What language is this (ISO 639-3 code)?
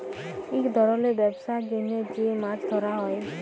ben